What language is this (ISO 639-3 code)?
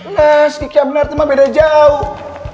ind